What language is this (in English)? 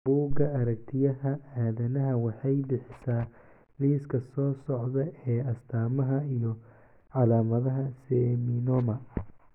Somali